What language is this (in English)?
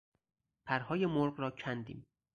Persian